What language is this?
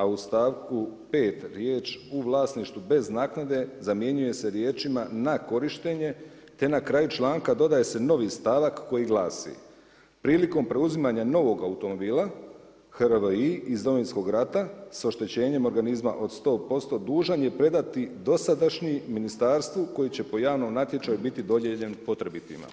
Croatian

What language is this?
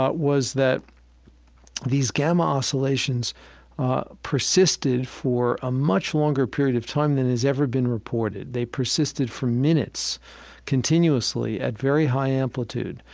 English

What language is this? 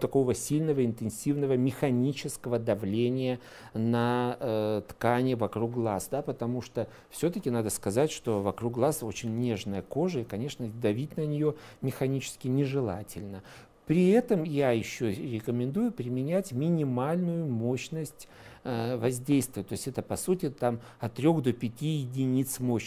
Russian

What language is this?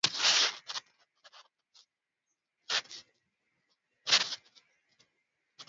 Swahili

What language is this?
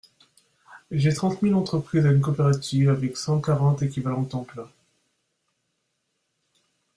French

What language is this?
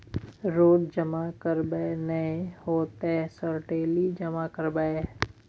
Maithili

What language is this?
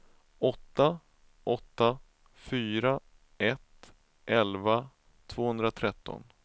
Swedish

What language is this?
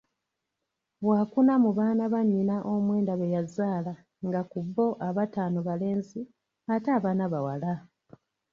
Ganda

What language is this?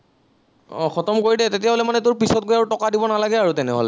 Assamese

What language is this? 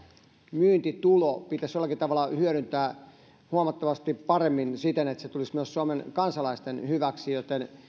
Finnish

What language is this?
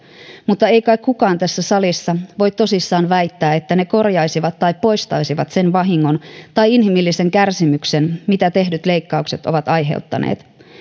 Finnish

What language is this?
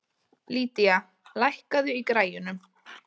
Icelandic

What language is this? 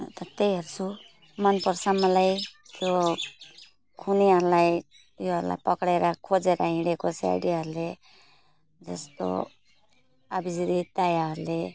Nepali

